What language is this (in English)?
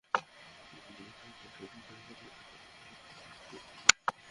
Bangla